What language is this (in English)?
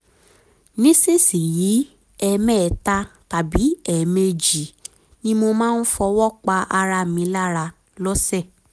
Yoruba